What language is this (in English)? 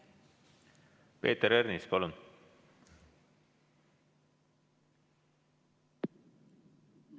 Estonian